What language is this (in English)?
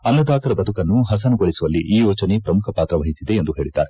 Kannada